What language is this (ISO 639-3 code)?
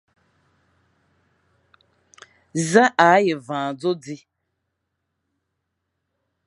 fan